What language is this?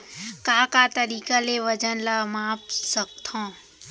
Chhattisgarhi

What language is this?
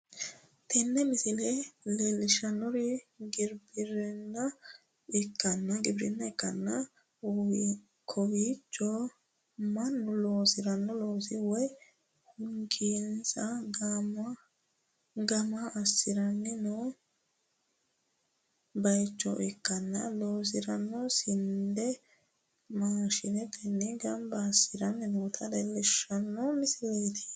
Sidamo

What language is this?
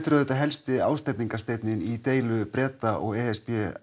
Icelandic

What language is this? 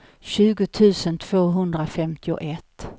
Swedish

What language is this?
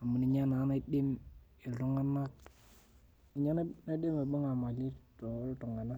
Masai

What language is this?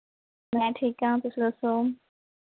Punjabi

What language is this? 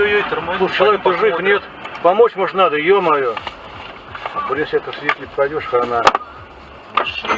Russian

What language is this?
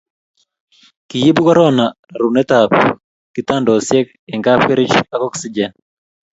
Kalenjin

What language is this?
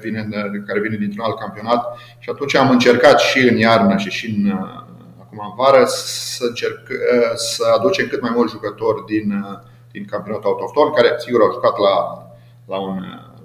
Romanian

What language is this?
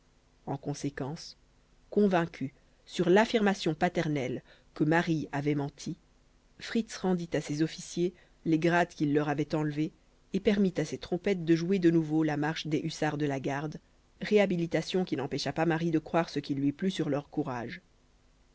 French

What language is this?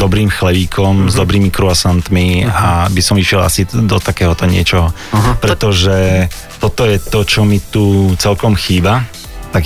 Slovak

